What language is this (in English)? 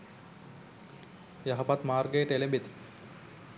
Sinhala